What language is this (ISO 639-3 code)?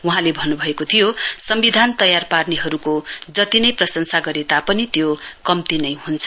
nep